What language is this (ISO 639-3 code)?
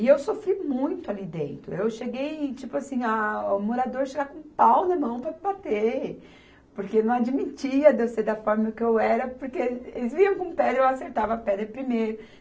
por